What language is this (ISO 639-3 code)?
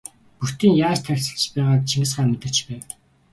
mon